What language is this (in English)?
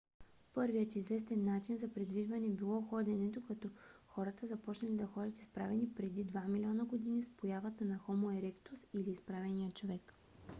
Bulgarian